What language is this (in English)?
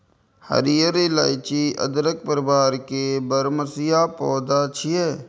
Maithili